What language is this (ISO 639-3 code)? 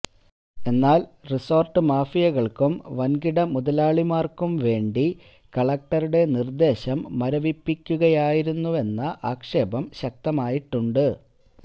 mal